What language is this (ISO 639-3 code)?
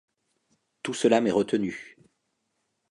fra